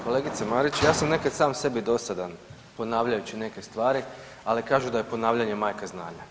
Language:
Croatian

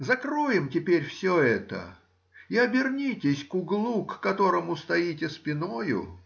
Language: Russian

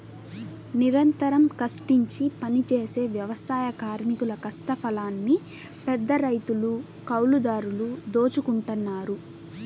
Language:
Telugu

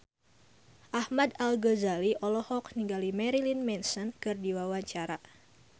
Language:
Sundanese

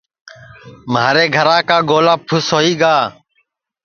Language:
Sansi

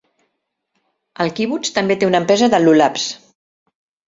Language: Catalan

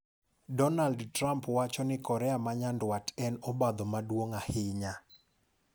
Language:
Luo (Kenya and Tanzania)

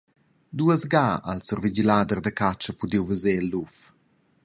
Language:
Romansh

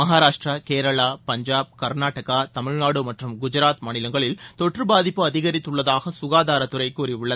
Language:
Tamil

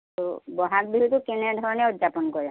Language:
Assamese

